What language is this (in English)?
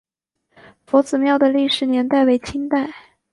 Chinese